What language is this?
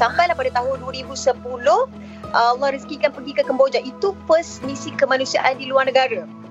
Malay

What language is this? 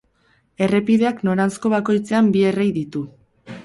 Basque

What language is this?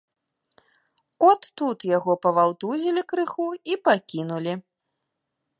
Belarusian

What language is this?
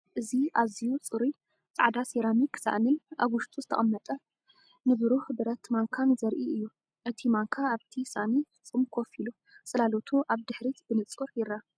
Tigrinya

